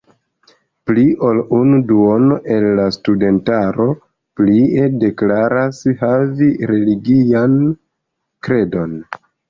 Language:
Esperanto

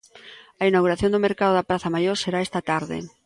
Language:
Galician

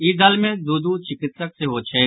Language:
Maithili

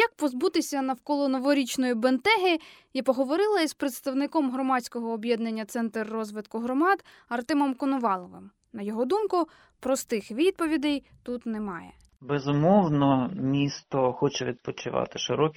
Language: Ukrainian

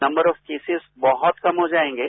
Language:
Hindi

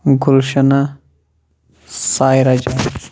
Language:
Kashmiri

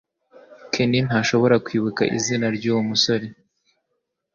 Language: Kinyarwanda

